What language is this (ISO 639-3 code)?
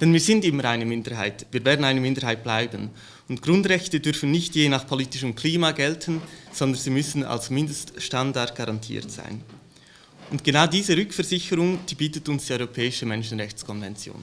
deu